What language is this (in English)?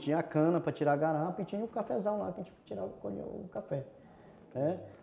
Portuguese